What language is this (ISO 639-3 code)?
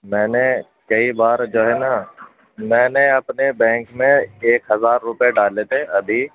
urd